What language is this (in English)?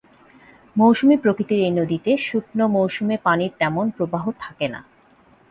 Bangla